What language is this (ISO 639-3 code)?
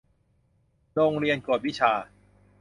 tha